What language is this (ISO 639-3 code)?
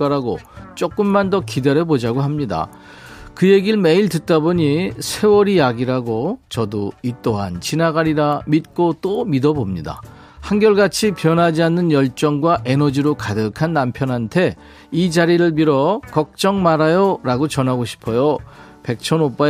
kor